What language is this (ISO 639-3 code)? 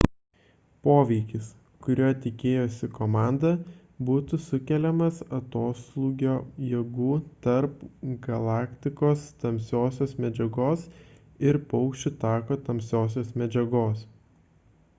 lit